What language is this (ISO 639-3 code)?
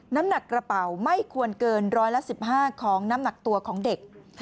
tha